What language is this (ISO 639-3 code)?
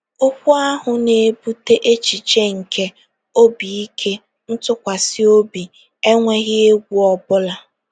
ibo